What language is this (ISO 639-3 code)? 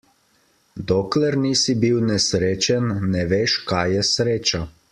slv